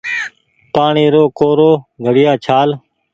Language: Goaria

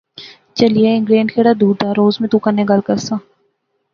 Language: Pahari-Potwari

